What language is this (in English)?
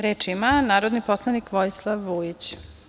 Serbian